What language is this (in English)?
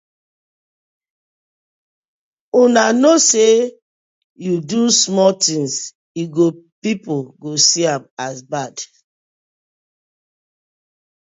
Nigerian Pidgin